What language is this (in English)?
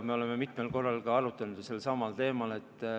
Estonian